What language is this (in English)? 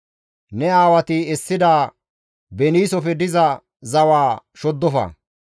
Gamo